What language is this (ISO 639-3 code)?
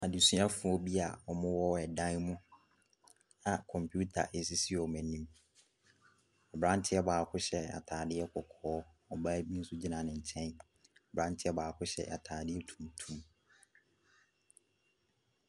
aka